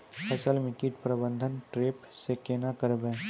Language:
Maithili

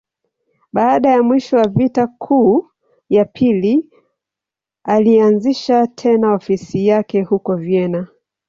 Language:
Swahili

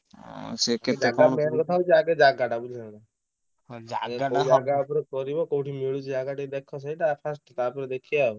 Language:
Odia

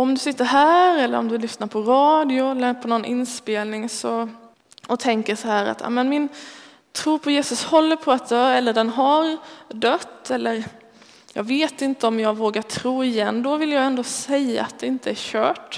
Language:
Swedish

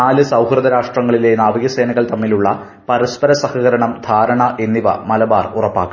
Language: Malayalam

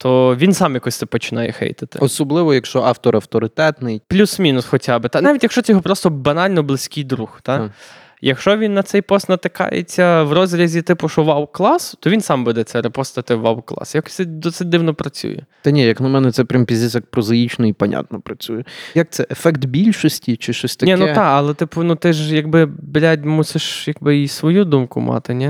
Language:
Ukrainian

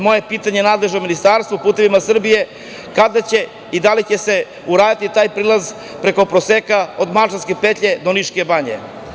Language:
Serbian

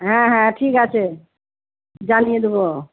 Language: Bangla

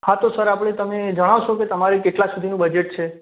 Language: Gujarati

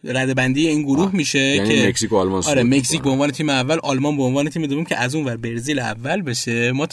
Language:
Persian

